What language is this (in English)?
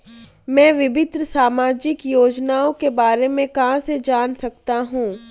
Hindi